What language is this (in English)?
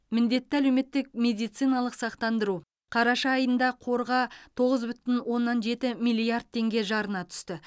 Kazakh